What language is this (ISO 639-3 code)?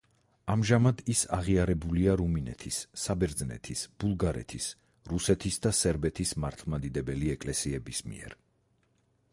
kat